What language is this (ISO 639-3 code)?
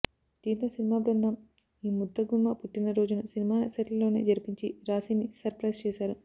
tel